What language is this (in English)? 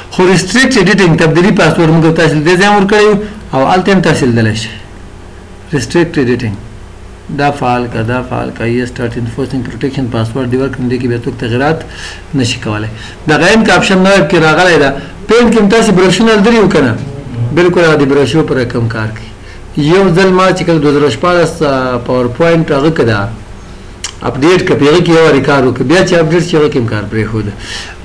Romanian